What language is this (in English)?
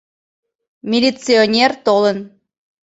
Mari